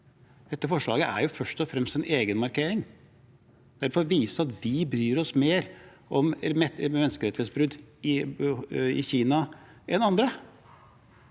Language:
Norwegian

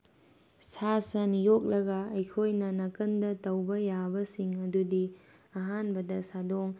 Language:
Manipuri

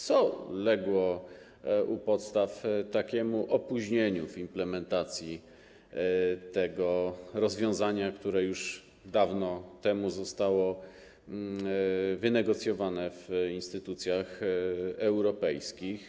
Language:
Polish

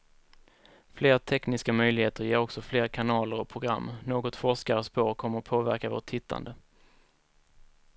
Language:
Swedish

